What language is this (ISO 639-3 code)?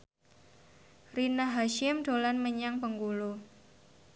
jav